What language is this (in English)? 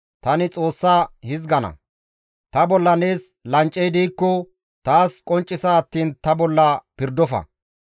Gamo